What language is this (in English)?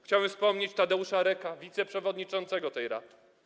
Polish